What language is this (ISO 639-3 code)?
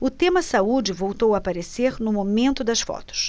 por